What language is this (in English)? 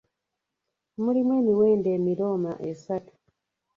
Ganda